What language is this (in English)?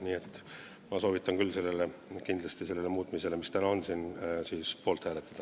Estonian